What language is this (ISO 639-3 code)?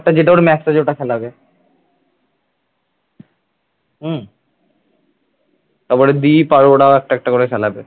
ben